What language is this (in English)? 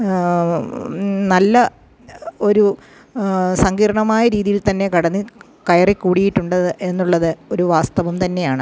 Malayalam